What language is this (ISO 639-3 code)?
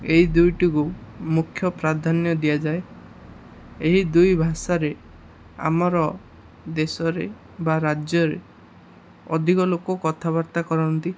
ori